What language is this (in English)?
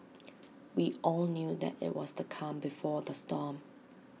English